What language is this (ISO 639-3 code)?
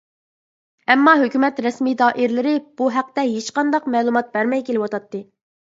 uig